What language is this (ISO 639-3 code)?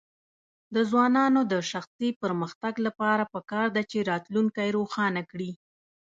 pus